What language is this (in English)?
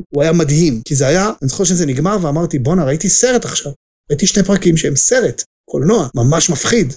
Hebrew